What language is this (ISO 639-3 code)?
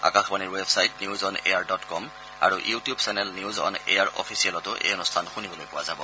asm